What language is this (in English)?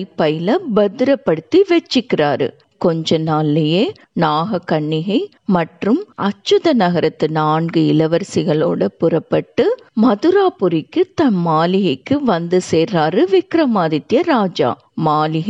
Tamil